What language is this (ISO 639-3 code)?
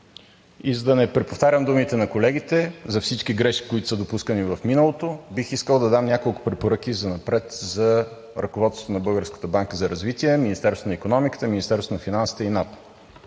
bul